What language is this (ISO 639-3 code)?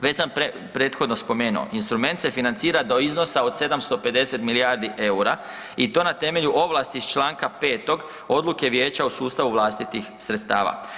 hrv